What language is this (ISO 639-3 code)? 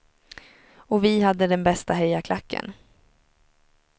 swe